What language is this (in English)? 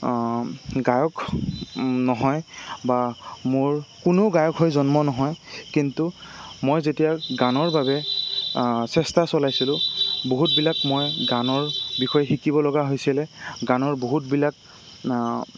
Assamese